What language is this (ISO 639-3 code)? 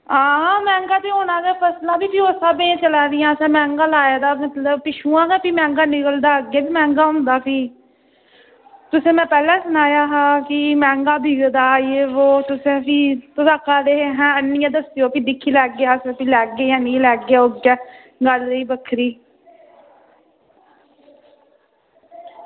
doi